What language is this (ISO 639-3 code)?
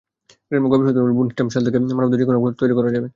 ben